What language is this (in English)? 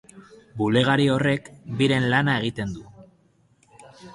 Basque